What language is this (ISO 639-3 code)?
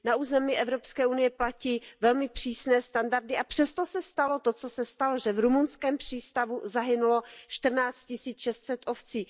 ces